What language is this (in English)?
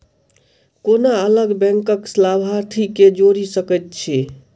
Maithili